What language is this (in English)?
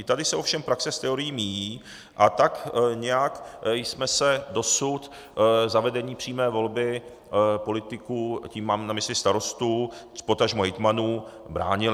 Czech